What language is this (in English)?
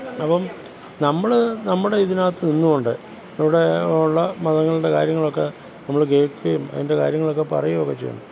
Malayalam